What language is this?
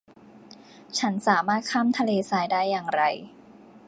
Thai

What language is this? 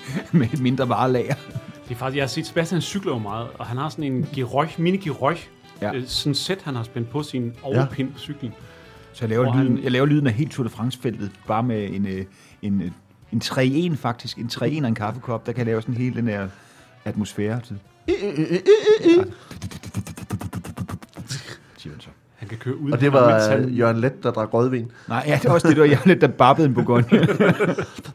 Danish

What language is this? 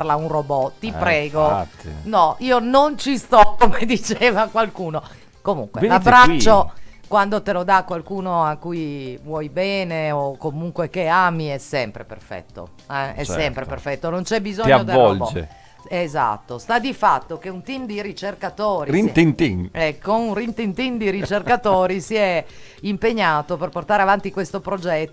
Italian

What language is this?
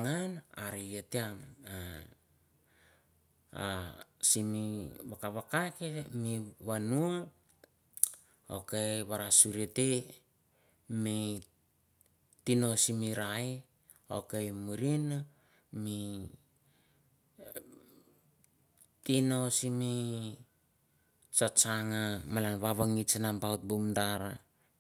Mandara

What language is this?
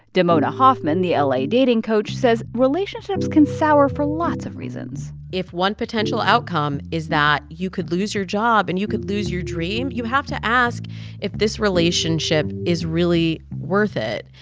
English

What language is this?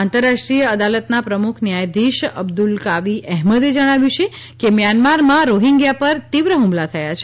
Gujarati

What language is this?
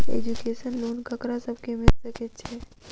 Maithili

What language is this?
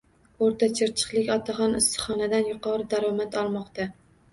Uzbek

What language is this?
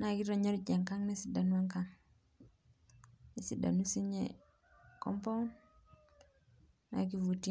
Masai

